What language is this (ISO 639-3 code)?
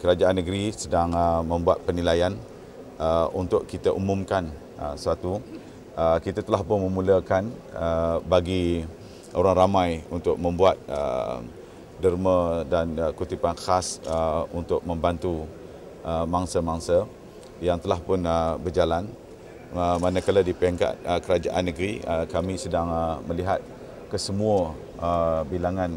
msa